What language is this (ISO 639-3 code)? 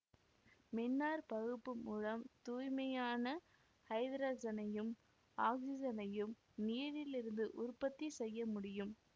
tam